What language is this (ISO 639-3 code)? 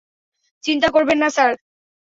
ben